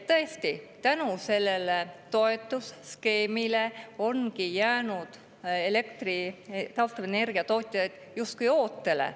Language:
Estonian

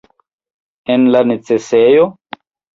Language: Esperanto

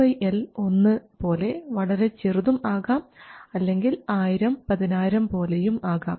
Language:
Malayalam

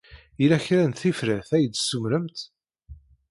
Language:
Kabyle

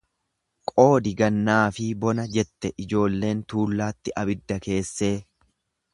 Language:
Oromo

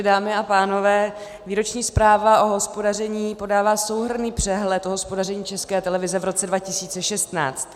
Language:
Czech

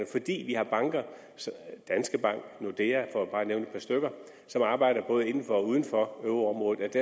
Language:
Danish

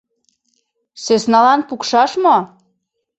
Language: Mari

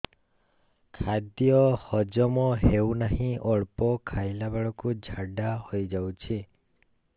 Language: Odia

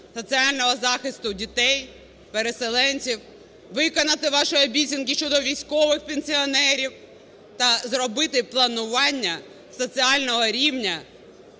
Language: Ukrainian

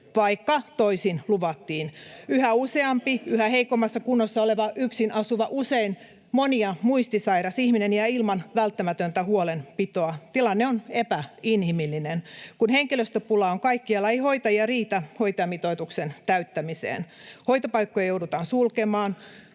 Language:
Finnish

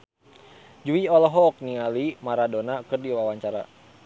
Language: Sundanese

